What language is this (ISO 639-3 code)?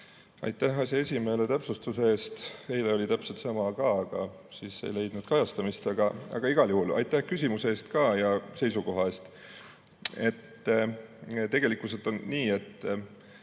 est